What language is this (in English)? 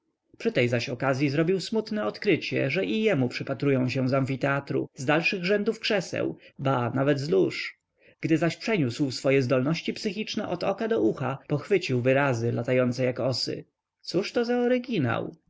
Polish